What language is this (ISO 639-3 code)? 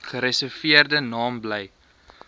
afr